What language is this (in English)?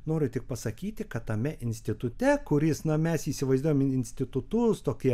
Lithuanian